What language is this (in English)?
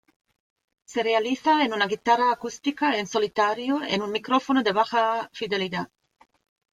Spanish